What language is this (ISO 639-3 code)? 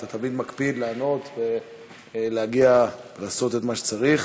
heb